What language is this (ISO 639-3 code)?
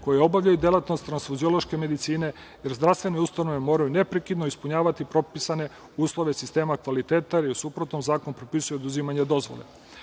srp